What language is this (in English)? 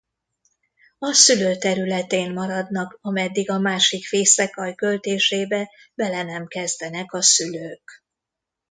Hungarian